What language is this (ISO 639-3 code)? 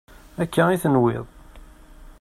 kab